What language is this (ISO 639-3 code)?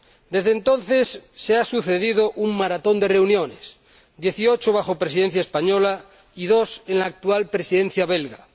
spa